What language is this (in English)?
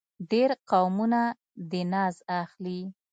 Pashto